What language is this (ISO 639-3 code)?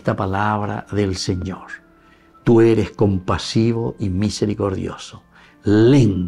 spa